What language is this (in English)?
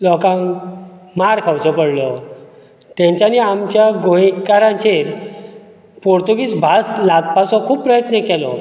Konkani